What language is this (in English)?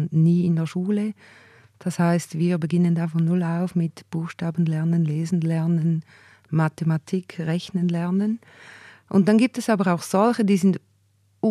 German